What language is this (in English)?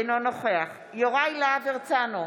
Hebrew